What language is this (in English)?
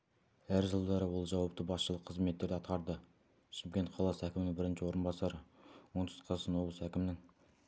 Kazakh